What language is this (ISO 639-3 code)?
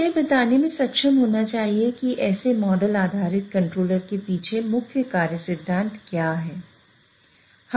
hin